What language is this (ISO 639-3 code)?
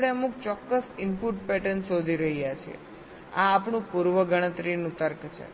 guj